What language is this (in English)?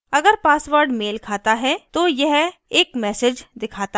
Hindi